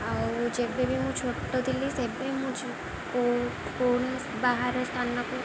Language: Odia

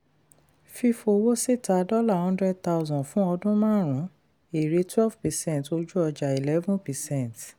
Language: Yoruba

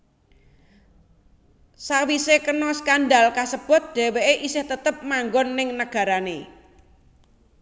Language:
Javanese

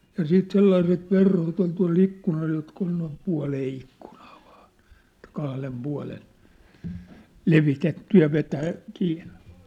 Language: Finnish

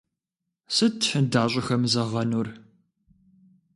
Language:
Kabardian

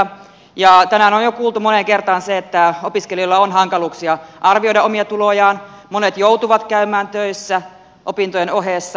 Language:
Finnish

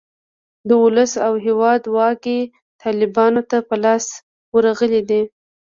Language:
Pashto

